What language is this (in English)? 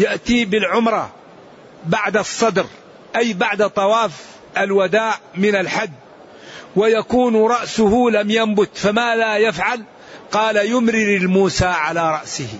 Arabic